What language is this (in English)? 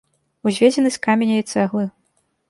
Belarusian